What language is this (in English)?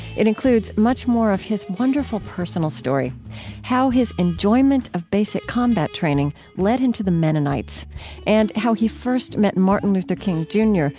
English